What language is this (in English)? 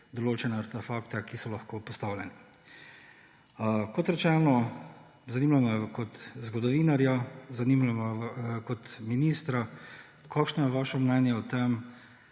Slovenian